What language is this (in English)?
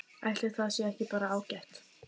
Icelandic